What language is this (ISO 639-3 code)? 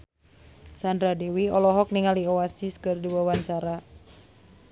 sun